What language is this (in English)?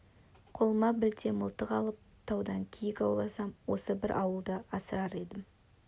Kazakh